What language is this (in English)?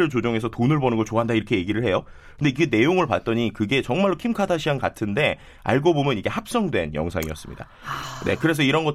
Korean